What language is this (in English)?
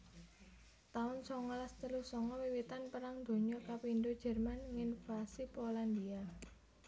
Javanese